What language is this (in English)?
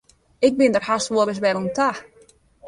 Western Frisian